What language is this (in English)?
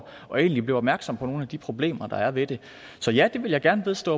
Danish